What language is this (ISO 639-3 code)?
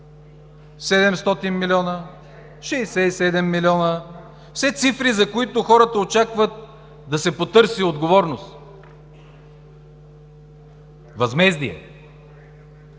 bul